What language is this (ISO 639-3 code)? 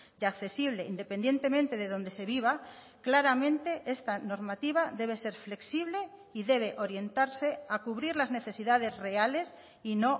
spa